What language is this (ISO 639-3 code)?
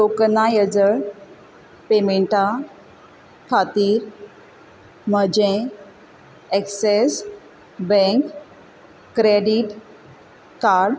kok